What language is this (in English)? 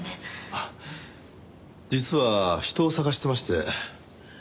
Japanese